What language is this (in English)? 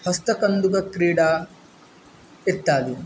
Sanskrit